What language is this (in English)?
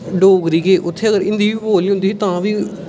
Dogri